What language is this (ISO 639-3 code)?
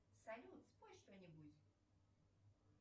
rus